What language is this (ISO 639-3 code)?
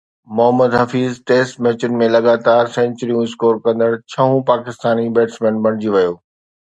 snd